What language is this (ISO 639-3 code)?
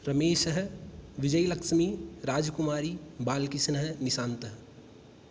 san